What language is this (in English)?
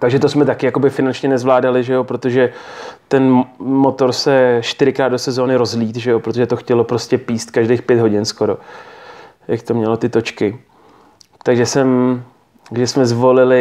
Czech